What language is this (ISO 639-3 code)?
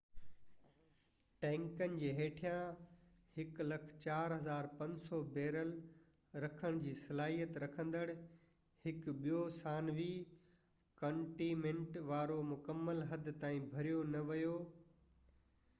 snd